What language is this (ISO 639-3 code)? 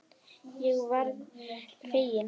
isl